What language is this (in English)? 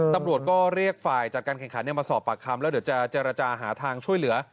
Thai